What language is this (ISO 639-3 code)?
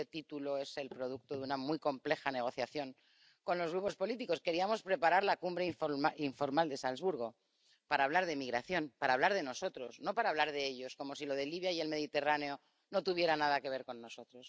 spa